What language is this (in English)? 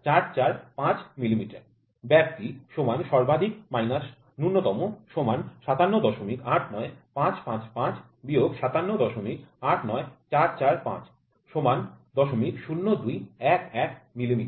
Bangla